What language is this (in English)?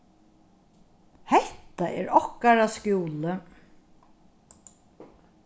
Faroese